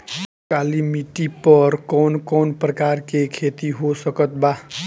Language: Bhojpuri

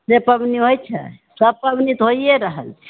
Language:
Maithili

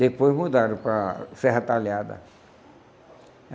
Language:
Portuguese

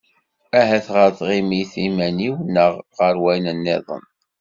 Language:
Kabyle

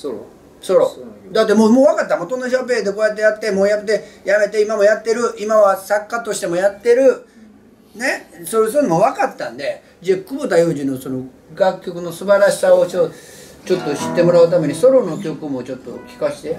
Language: Japanese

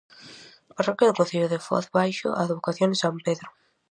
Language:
Galician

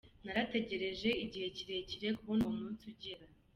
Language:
Kinyarwanda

